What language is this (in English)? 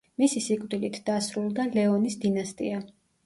Georgian